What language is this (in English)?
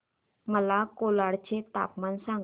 Marathi